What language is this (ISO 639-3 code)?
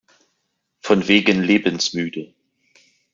deu